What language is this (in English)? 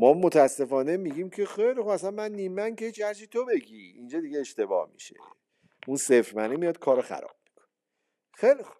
Persian